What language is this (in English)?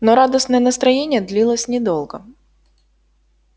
Russian